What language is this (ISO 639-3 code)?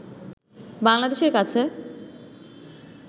ben